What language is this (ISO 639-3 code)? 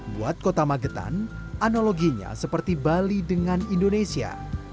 ind